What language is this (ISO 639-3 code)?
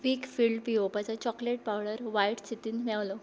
kok